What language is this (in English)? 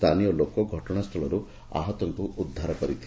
Odia